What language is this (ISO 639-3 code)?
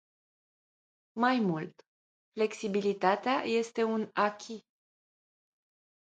ron